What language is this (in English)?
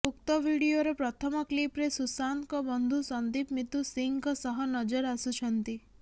Odia